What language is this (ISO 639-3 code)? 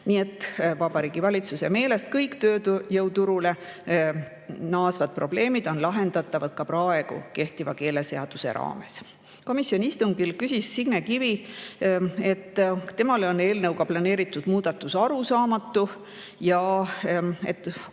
est